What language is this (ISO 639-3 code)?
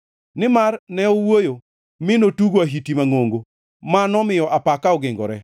luo